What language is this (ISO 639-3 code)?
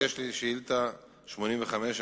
heb